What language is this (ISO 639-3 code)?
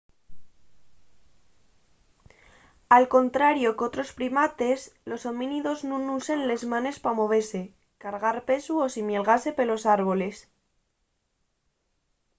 ast